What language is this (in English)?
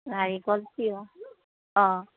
Assamese